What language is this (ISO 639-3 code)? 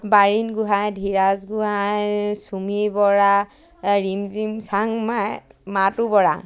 asm